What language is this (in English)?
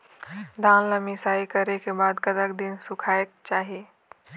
Chhattisgarhi